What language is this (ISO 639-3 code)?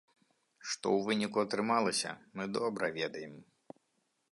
bel